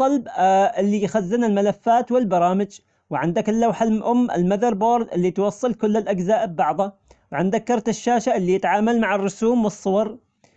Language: Omani Arabic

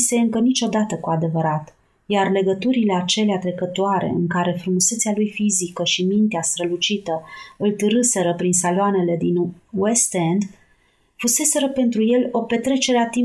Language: Romanian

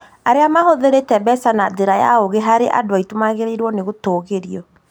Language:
Kikuyu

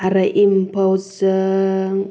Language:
Bodo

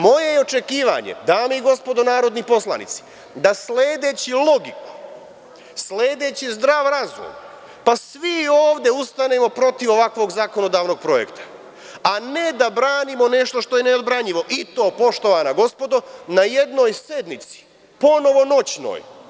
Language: Serbian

